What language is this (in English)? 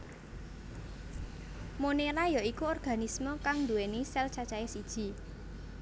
Javanese